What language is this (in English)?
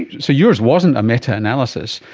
English